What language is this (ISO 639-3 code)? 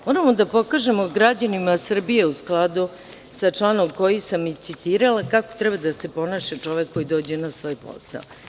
srp